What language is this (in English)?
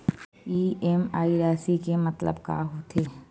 Chhattisgarhi